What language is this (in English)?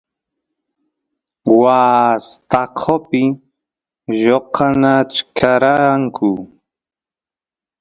Santiago del Estero Quichua